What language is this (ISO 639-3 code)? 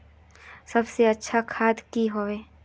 mag